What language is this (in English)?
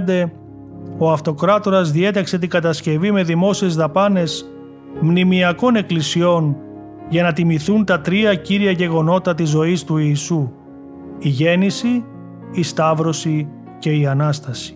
Greek